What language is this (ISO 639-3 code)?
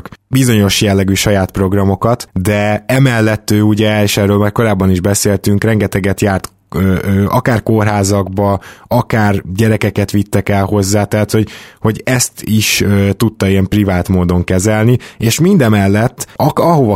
hun